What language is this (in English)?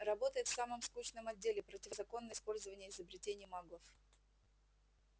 Russian